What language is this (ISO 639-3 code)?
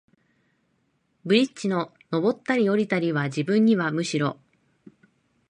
jpn